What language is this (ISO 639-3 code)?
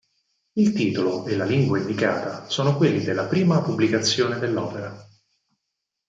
ita